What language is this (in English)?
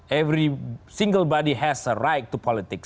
Indonesian